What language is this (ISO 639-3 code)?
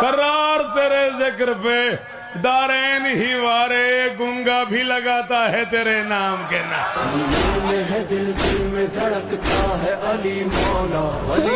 urd